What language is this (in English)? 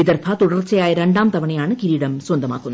Malayalam